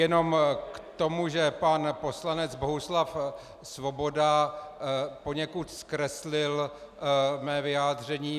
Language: Czech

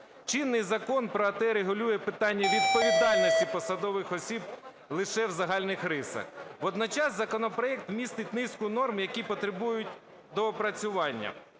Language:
Ukrainian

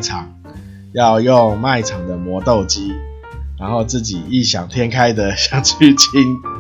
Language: Chinese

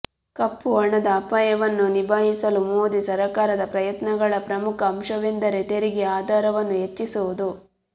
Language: Kannada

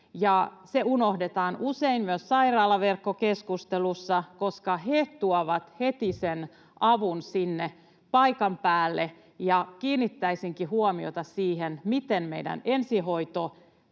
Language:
Finnish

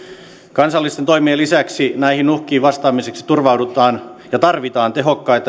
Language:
Finnish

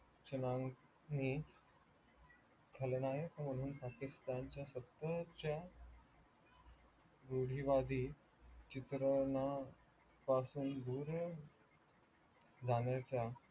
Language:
Marathi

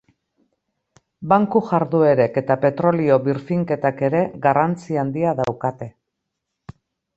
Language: Basque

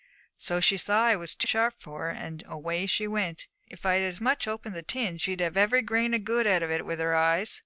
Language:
English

